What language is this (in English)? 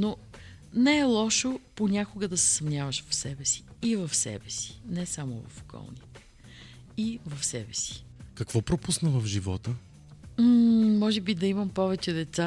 Bulgarian